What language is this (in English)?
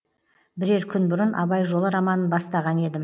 Kazakh